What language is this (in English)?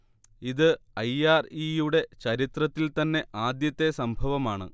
Malayalam